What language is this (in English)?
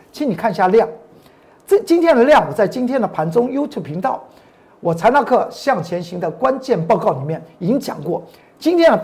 Chinese